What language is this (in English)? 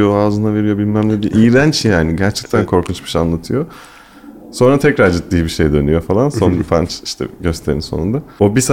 Turkish